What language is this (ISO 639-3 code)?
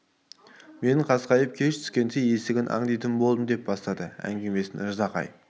kaz